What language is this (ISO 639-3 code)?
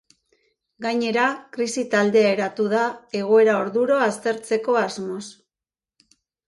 eus